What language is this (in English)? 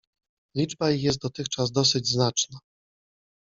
Polish